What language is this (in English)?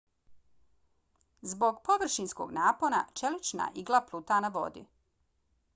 Bosnian